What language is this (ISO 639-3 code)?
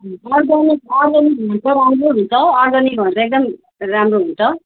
nep